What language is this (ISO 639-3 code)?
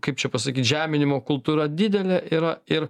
lit